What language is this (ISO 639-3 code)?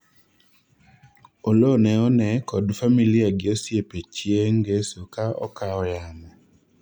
luo